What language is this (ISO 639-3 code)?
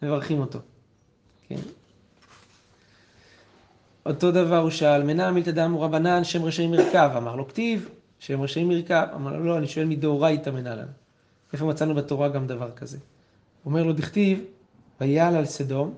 heb